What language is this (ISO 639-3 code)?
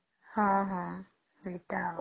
ori